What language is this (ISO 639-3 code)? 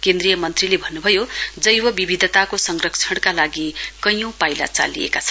nep